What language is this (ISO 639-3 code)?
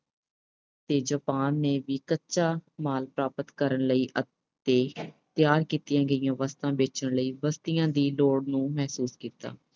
pan